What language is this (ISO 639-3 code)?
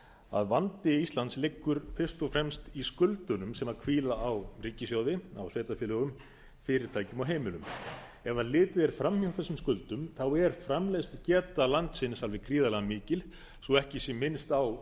isl